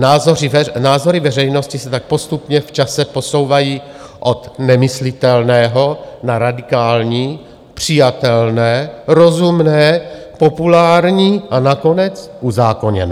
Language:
Czech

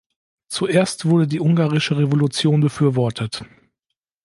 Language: German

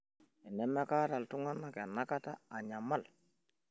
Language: Masai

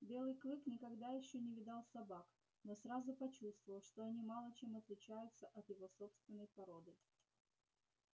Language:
Russian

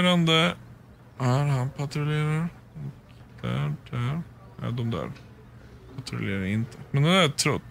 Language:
Swedish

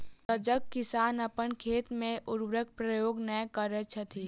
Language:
Maithili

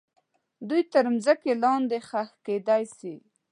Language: Pashto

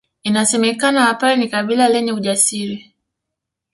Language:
Swahili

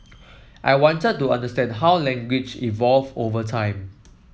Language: English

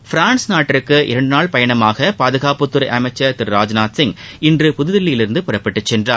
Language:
Tamil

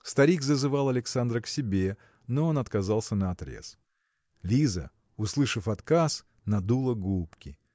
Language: Russian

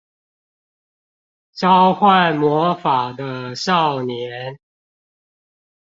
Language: Chinese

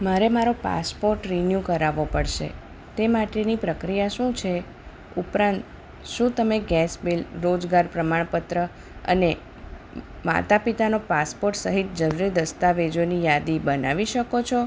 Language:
Gujarati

